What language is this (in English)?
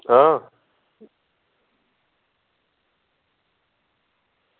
Dogri